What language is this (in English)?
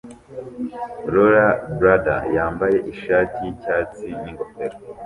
Kinyarwanda